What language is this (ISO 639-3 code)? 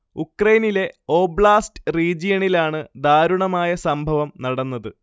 mal